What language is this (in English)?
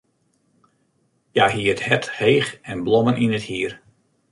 Western Frisian